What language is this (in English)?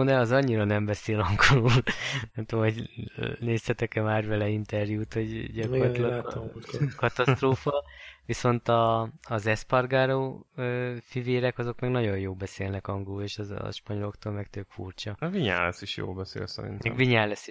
Hungarian